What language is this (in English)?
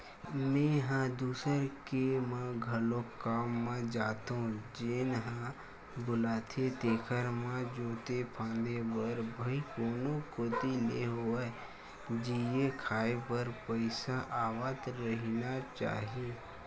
Chhattisgarhi